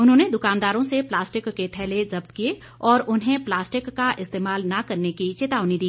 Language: Hindi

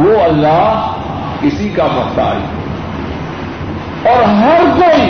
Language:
Urdu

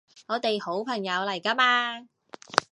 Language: Cantonese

